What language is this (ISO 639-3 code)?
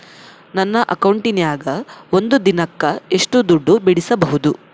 kan